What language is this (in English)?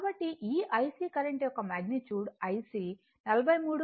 Telugu